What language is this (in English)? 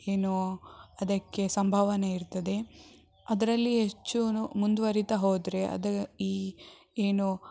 Kannada